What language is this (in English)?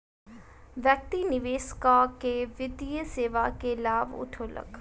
Maithili